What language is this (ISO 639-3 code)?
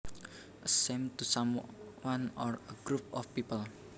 jav